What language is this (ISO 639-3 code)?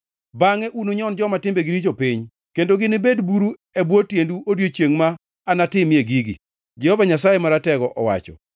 luo